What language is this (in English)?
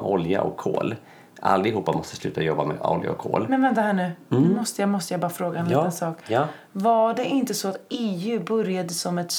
Swedish